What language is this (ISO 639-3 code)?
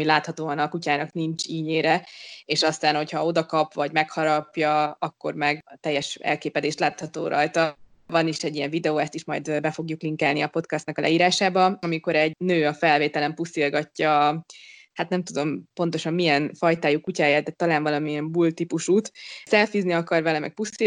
hun